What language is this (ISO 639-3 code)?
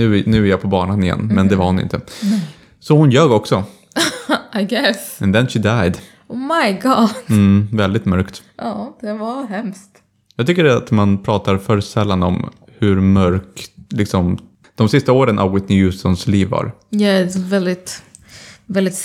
swe